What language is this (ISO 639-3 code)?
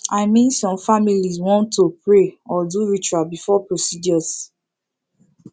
pcm